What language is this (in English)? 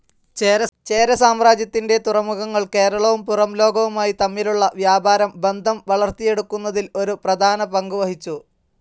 Malayalam